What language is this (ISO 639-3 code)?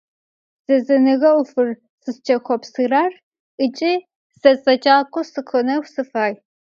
ady